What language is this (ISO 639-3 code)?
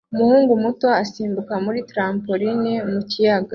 kin